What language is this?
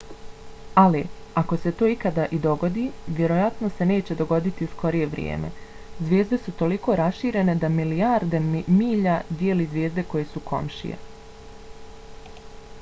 Bosnian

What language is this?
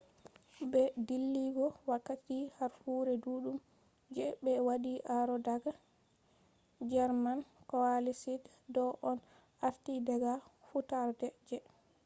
Fula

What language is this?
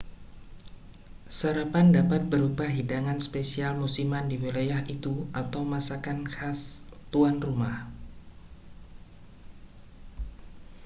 Indonesian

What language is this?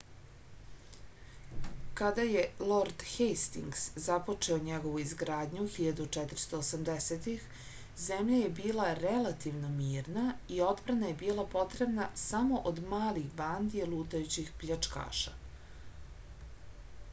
Serbian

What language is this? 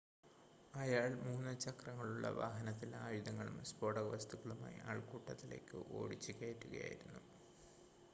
Malayalam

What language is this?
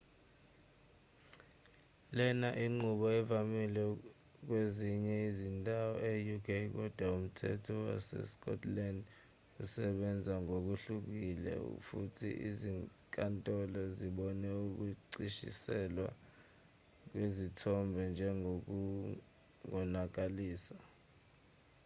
Zulu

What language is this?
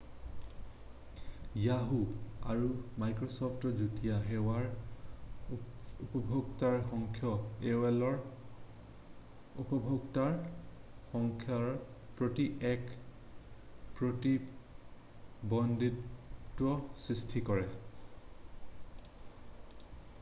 Assamese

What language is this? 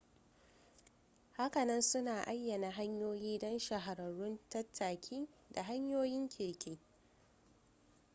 Hausa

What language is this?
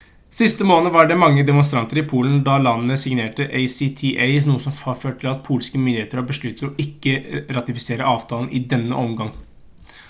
Norwegian Bokmål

